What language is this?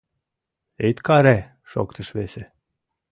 Mari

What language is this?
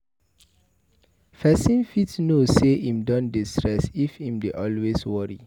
Nigerian Pidgin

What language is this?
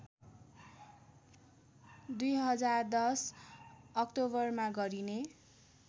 Nepali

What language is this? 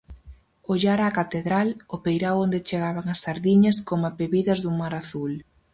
Galician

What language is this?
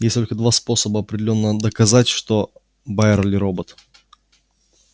Russian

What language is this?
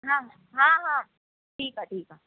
Sindhi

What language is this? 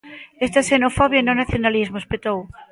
Galician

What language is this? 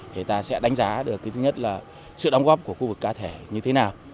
Vietnamese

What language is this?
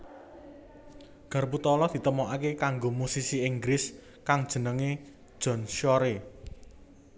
Javanese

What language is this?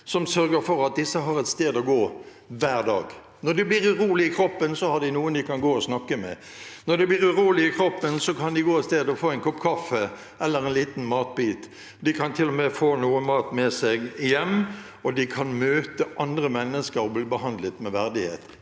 Norwegian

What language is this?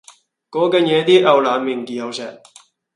Cantonese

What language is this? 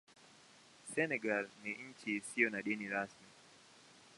Swahili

